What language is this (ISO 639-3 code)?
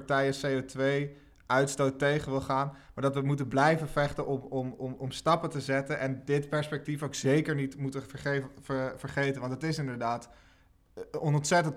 nld